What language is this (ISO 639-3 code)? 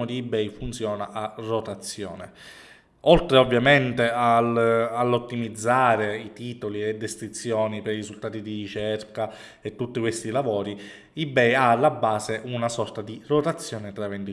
ita